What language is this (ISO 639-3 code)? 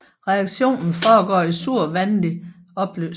dan